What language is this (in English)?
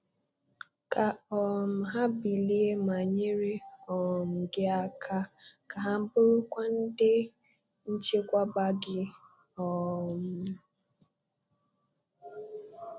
Igbo